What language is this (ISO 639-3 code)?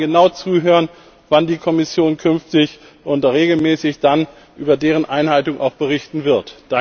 deu